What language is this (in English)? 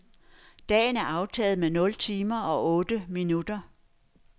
Danish